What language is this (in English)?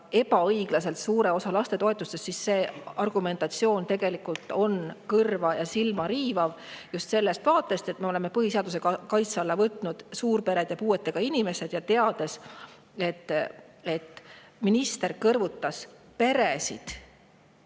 Estonian